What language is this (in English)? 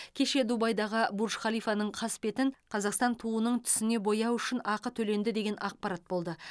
Kazakh